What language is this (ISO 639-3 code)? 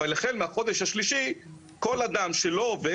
heb